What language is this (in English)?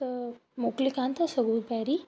Sindhi